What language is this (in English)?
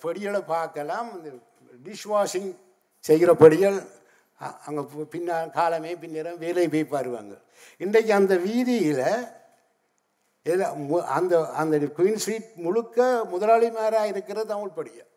Tamil